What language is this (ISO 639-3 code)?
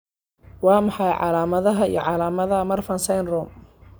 som